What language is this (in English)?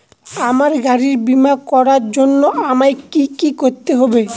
Bangla